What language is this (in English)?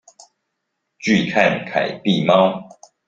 Chinese